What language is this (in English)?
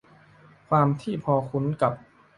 Thai